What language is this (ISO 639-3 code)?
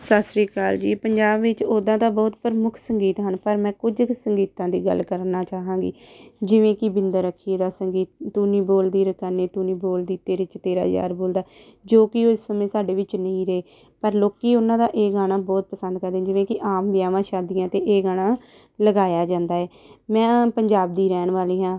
pan